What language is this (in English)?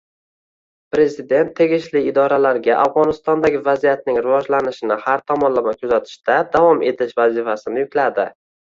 Uzbek